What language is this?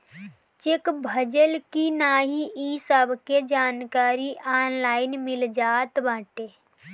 Bhojpuri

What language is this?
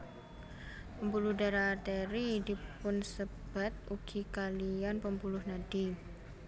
Javanese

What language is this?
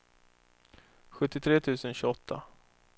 Swedish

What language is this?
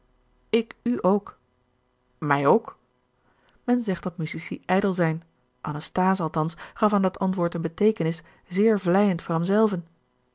Dutch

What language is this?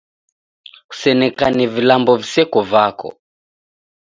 Taita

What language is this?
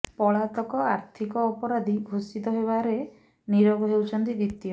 Odia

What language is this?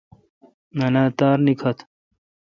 Kalkoti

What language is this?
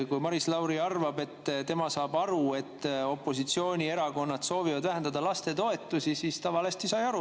Estonian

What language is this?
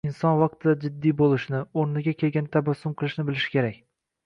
Uzbek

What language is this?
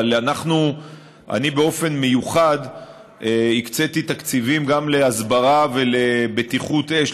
Hebrew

